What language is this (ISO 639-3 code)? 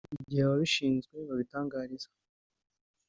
kin